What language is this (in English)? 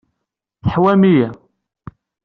Kabyle